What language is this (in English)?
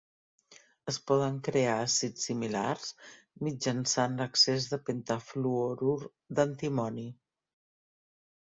Catalan